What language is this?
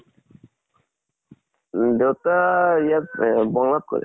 Assamese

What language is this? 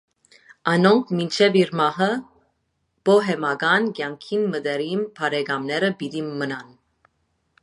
Armenian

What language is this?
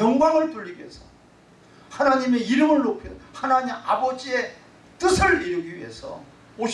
Korean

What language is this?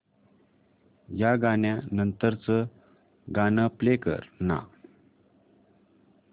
Marathi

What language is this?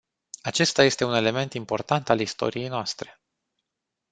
Romanian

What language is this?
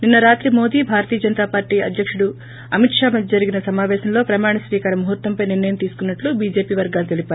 Telugu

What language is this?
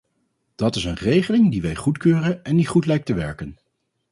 Dutch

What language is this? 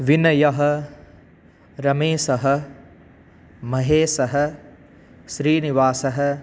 Sanskrit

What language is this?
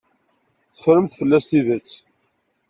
Kabyle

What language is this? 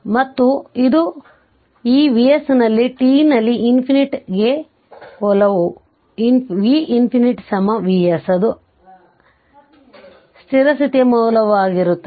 Kannada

